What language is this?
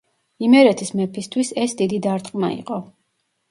Georgian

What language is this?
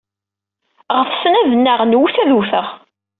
Kabyle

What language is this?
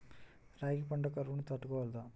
Telugu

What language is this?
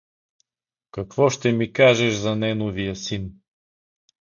Bulgarian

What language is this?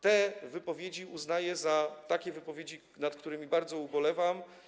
Polish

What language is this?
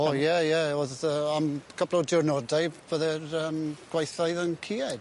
Welsh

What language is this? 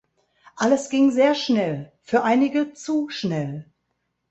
German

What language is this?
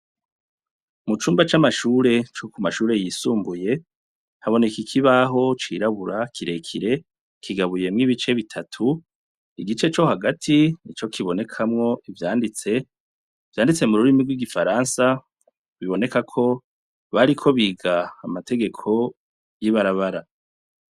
Rundi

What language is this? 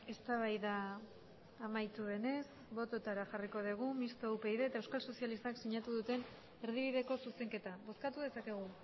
Basque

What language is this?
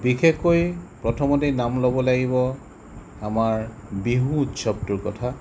Assamese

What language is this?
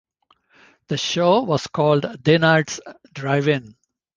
English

